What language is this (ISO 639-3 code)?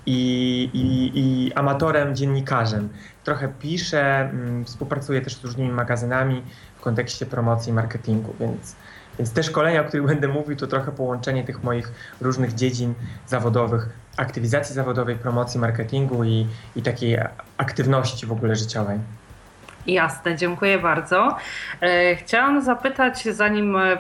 pol